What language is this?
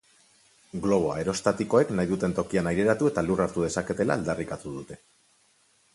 Basque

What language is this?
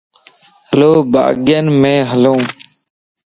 Lasi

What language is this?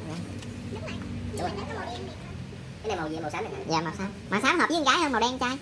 Vietnamese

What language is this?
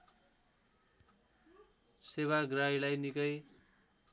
Nepali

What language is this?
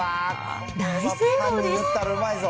Japanese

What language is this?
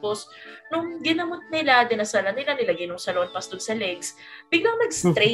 Filipino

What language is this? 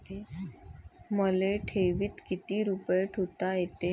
Marathi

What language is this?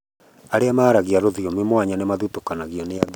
Kikuyu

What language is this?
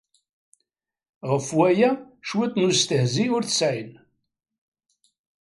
Kabyle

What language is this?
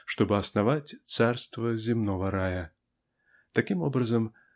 Russian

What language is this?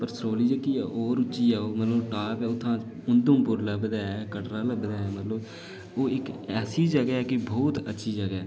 Dogri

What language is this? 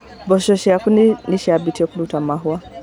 Kikuyu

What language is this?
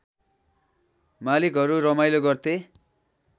Nepali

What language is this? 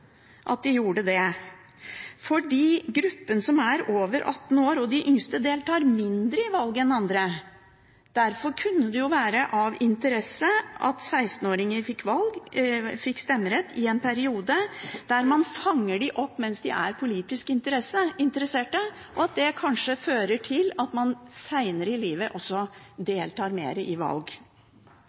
Norwegian Bokmål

